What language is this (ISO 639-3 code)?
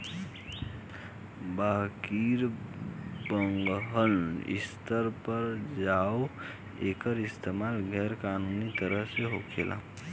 bho